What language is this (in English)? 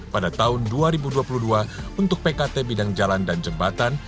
Indonesian